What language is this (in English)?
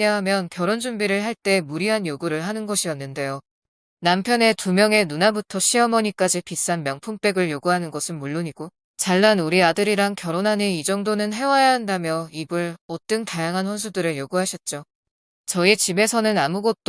Korean